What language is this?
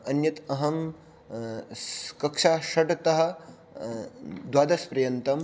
Sanskrit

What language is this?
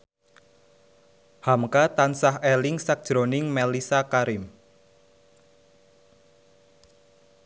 Javanese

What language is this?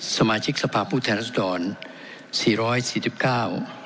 Thai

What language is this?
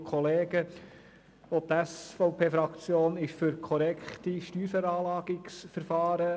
Swiss German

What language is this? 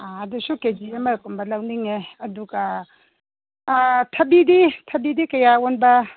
Manipuri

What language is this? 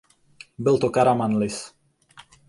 Czech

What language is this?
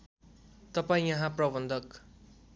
Nepali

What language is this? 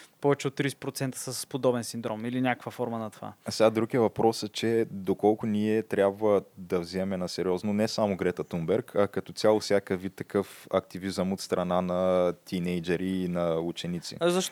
Bulgarian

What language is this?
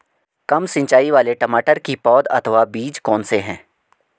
Hindi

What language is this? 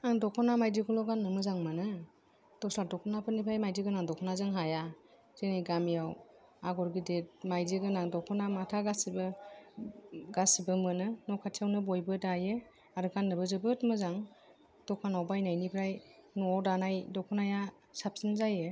Bodo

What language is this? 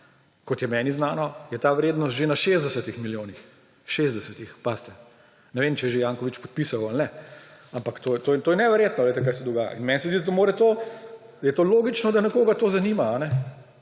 Slovenian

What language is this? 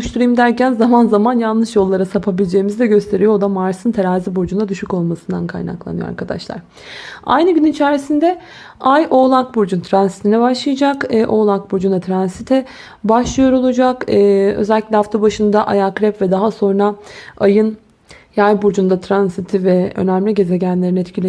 Turkish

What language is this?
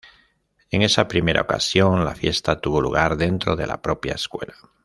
Spanish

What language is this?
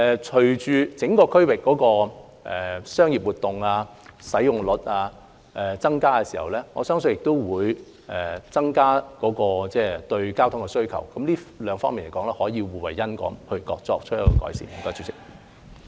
Cantonese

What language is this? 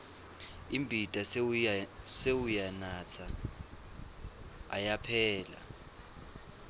Swati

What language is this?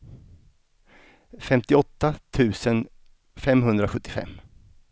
Swedish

